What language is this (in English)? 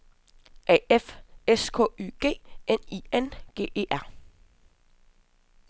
Danish